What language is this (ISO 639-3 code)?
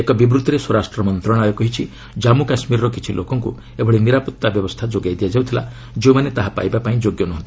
ori